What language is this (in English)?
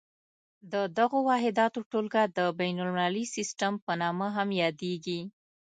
Pashto